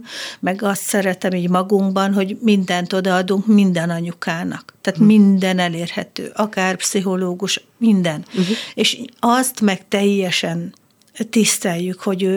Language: Hungarian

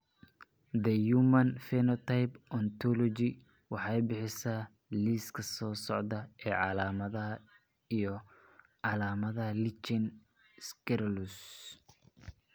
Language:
Somali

